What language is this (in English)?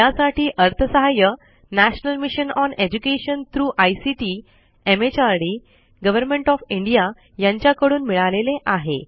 Marathi